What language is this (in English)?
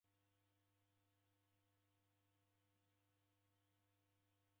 Taita